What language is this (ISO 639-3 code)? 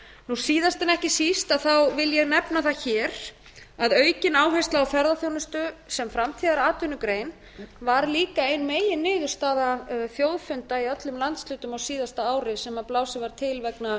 isl